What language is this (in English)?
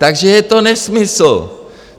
Czech